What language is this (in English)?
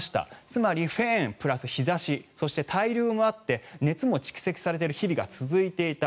Japanese